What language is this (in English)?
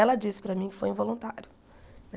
Portuguese